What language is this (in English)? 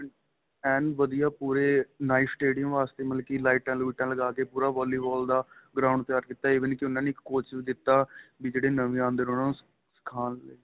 Punjabi